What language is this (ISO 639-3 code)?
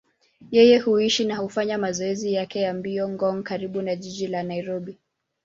swa